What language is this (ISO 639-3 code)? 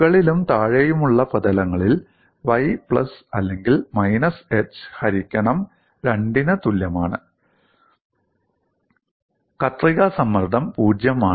mal